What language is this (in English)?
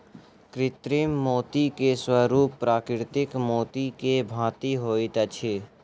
Maithili